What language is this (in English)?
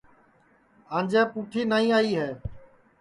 Sansi